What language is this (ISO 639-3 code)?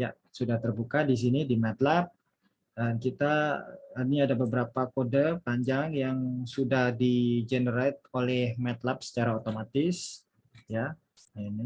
ind